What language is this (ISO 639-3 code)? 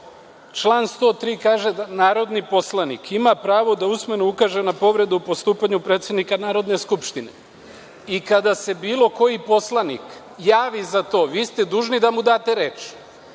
srp